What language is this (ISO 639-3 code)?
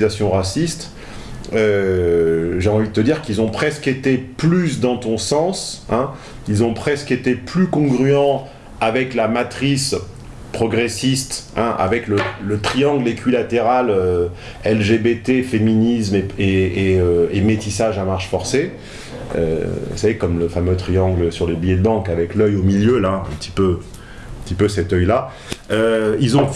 fra